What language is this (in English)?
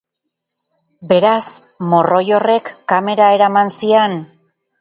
Basque